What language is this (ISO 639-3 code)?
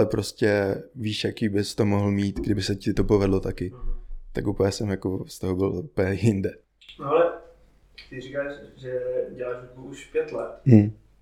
ces